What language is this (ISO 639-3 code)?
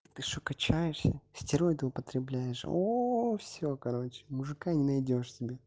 rus